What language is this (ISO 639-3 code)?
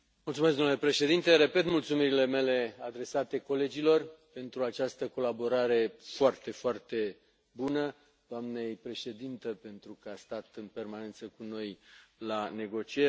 ron